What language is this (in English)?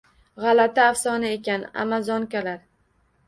Uzbek